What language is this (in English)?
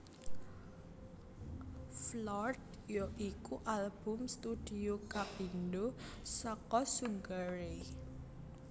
Javanese